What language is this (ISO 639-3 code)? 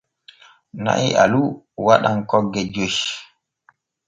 fue